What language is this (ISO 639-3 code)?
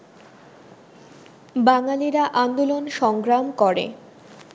ben